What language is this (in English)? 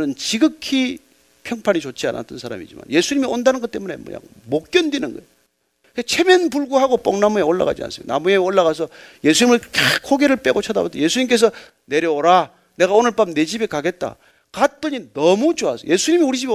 Korean